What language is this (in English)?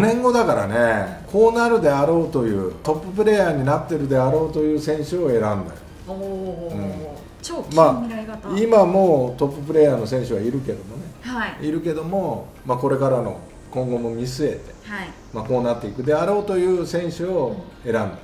Japanese